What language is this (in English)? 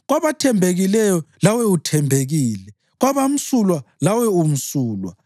North Ndebele